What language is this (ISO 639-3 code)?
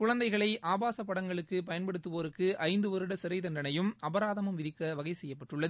tam